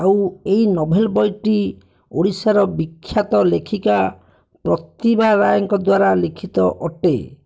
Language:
Odia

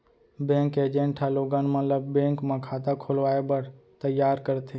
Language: Chhattisgarhi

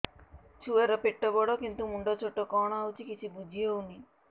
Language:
Odia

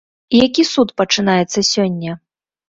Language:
Belarusian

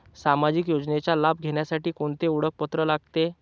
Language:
Marathi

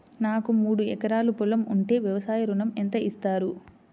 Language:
Telugu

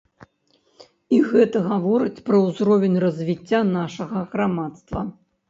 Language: Belarusian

